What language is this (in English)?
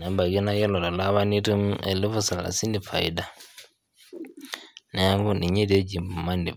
Masai